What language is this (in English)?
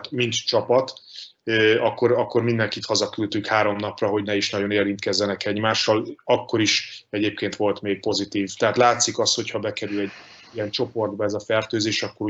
Hungarian